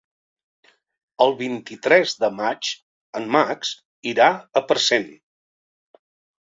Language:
Catalan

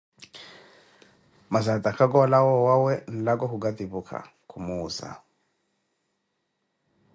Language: Koti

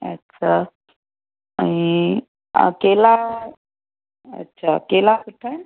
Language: Sindhi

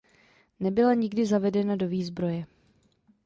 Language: Czech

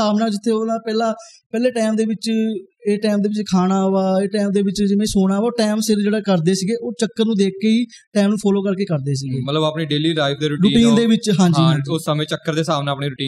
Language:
Punjabi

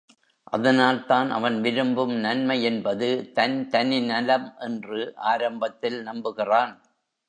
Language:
Tamil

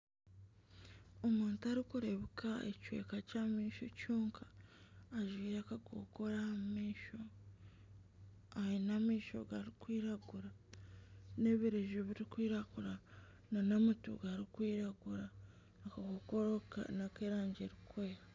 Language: Nyankole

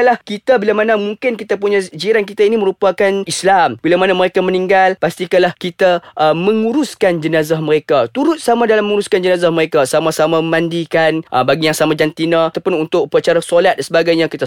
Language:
Malay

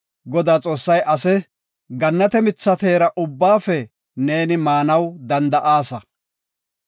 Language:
Gofa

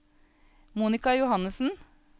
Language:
Norwegian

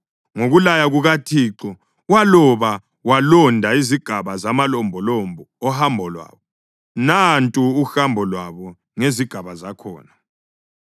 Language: North Ndebele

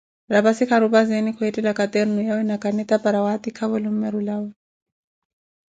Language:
Koti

